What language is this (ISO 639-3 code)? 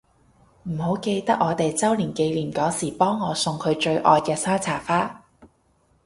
yue